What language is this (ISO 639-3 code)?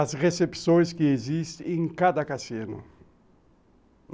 por